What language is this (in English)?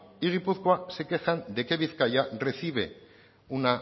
Spanish